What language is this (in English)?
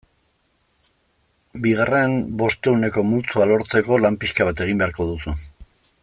Basque